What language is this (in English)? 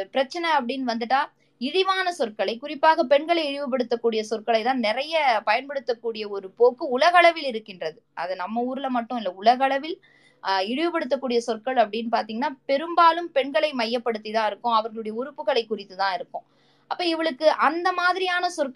Tamil